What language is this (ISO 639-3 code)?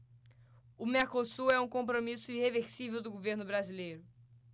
por